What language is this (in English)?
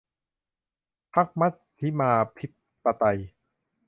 Thai